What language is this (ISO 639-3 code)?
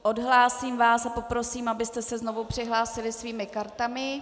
ces